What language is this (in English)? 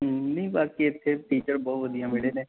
Punjabi